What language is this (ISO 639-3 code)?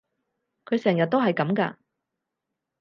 yue